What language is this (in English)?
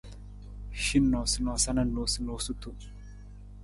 Nawdm